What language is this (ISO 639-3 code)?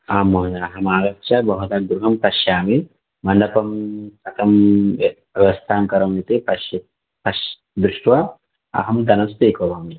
san